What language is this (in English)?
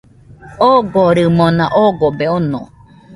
Nüpode Huitoto